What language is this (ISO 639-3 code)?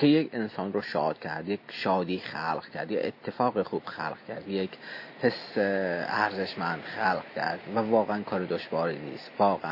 fas